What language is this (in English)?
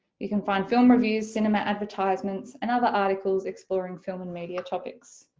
English